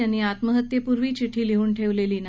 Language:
Marathi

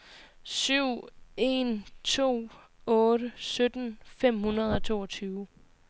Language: Danish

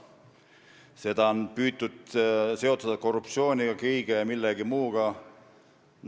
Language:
Estonian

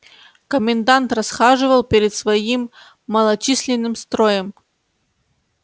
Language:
Russian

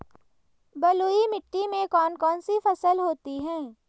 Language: Hindi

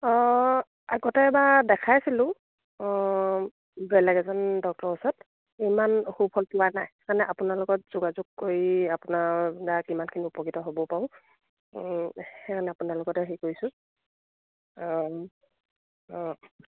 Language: Assamese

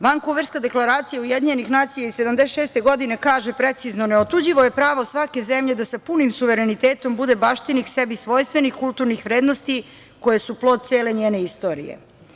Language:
Serbian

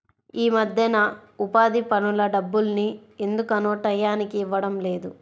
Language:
Telugu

